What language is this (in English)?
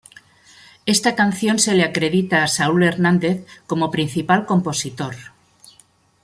Spanish